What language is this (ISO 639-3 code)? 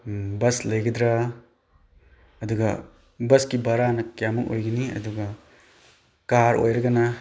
mni